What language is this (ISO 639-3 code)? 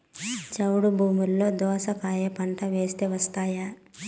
tel